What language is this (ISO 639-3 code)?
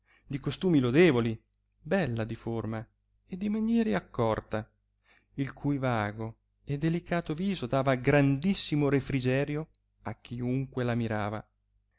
ita